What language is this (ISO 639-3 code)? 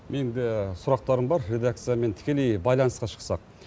kaz